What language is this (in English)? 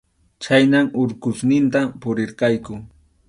Arequipa-La Unión Quechua